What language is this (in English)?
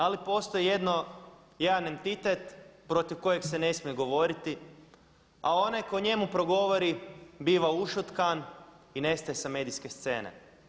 Croatian